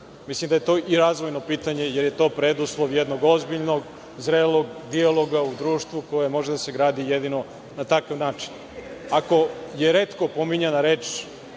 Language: Serbian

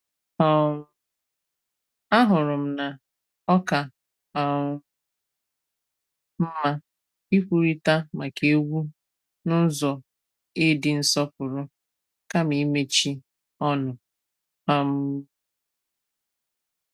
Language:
Igbo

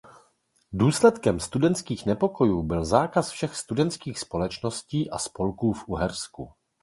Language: Czech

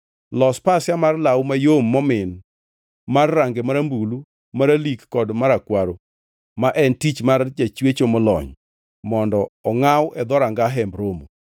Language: Luo (Kenya and Tanzania)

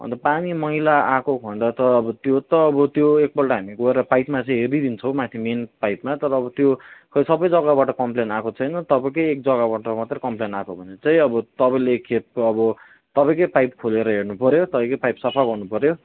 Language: Nepali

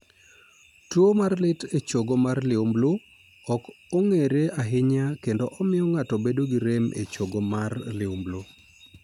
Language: Luo (Kenya and Tanzania)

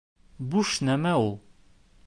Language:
Bashkir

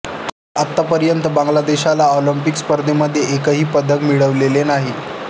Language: Marathi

